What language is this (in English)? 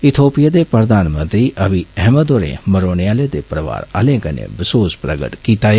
Dogri